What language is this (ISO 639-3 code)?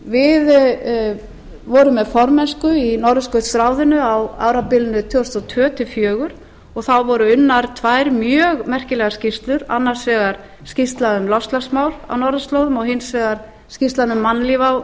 isl